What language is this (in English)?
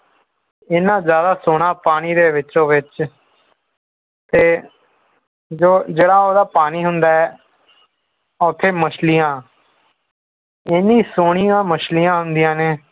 Punjabi